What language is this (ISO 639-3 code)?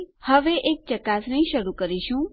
guj